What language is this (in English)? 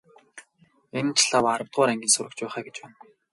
Mongolian